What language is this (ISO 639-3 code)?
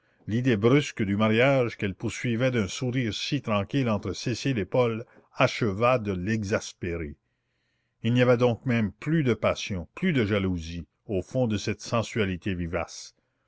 fra